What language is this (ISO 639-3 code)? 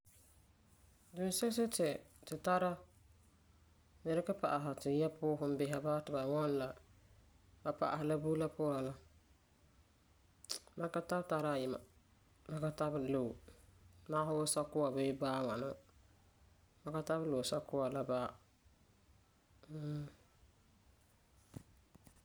gur